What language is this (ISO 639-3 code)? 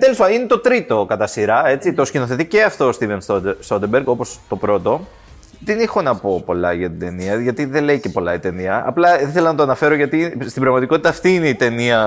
ell